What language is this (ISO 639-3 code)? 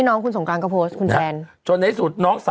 tha